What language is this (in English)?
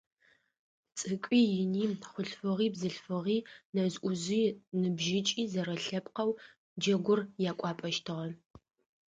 Adyghe